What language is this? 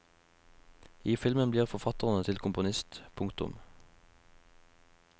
Norwegian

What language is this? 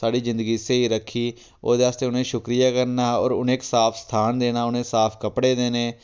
Dogri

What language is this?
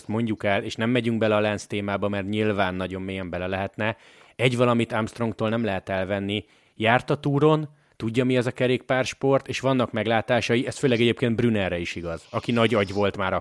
Hungarian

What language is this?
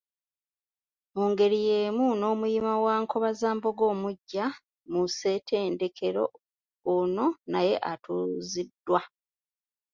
Ganda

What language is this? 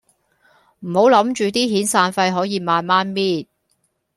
Cantonese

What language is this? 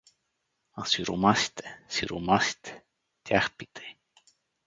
Bulgarian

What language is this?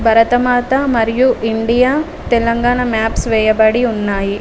Telugu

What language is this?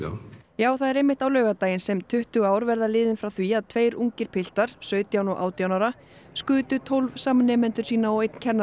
Icelandic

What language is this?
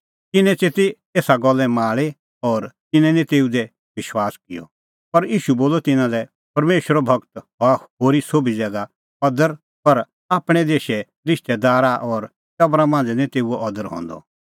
Kullu Pahari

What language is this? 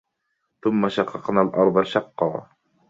Arabic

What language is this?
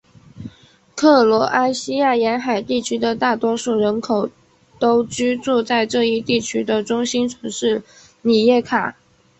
Chinese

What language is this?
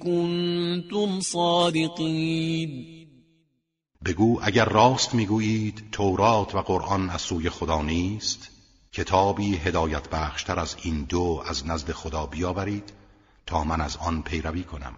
Persian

